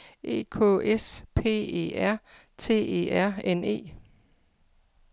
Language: Danish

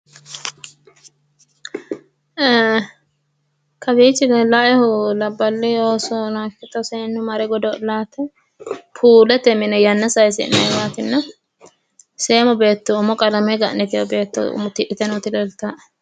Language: Sidamo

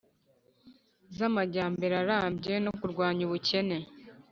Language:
Kinyarwanda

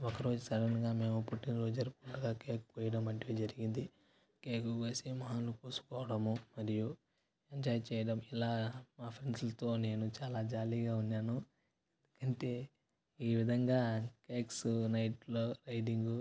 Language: Telugu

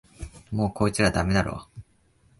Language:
Japanese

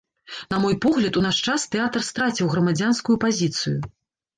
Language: Belarusian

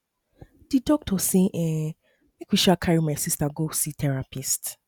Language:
Nigerian Pidgin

